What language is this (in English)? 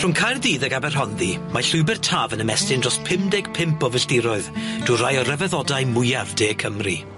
Welsh